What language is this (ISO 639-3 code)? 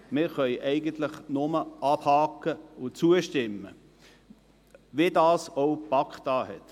gsw